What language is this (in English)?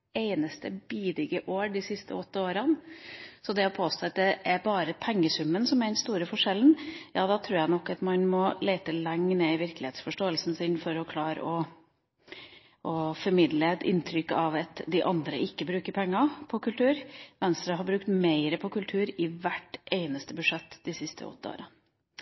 Norwegian Bokmål